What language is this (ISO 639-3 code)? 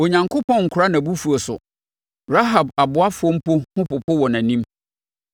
aka